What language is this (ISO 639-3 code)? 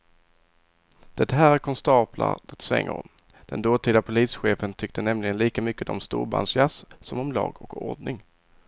swe